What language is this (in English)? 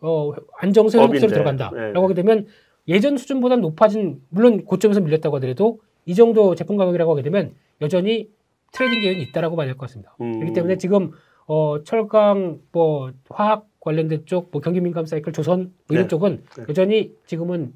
Korean